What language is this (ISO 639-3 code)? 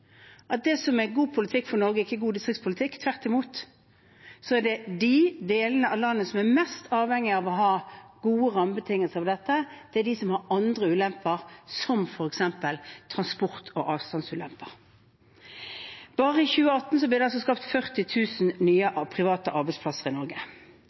nob